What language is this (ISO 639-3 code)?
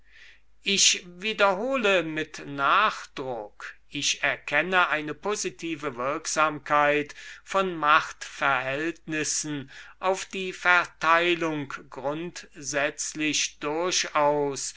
deu